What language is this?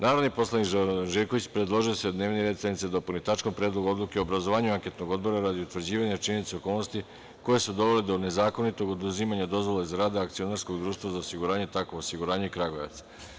Serbian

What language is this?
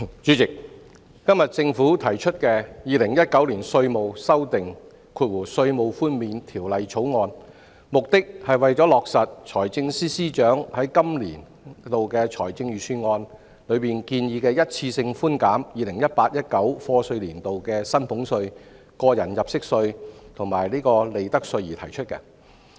Cantonese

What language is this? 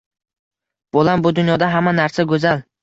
Uzbek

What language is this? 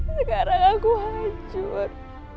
Indonesian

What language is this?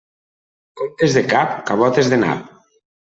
Catalan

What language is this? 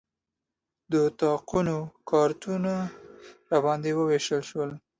Pashto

